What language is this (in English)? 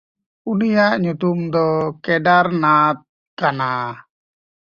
Santali